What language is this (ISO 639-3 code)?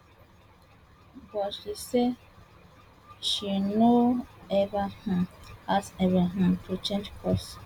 pcm